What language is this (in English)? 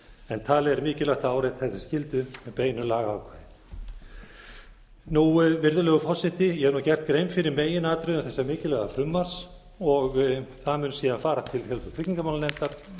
Icelandic